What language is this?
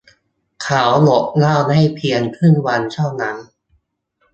Thai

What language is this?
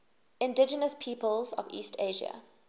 English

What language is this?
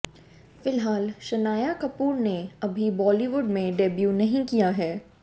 Hindi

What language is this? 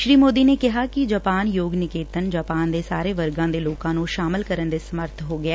Punjabi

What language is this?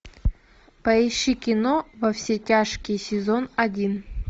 Russian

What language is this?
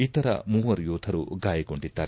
Kannada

